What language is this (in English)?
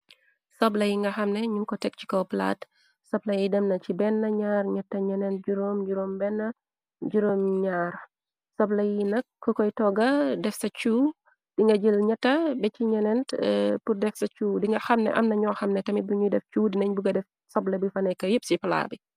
Wolof